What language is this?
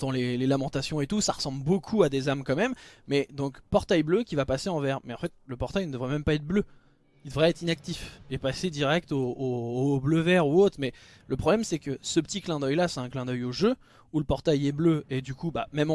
French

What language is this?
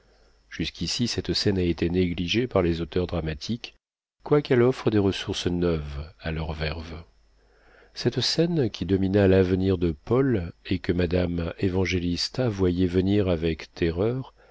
French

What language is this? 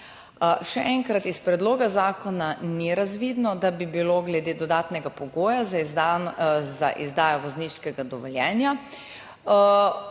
Slovenian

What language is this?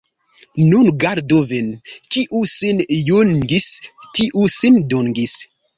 Esperanto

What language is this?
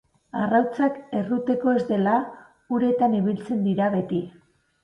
Basque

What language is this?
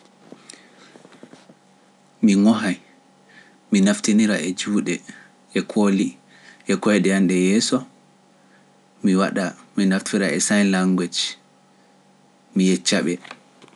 Pular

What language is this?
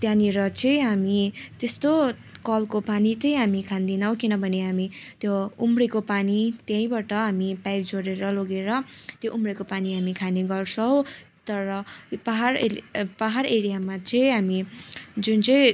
Nepali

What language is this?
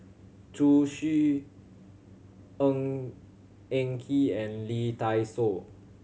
English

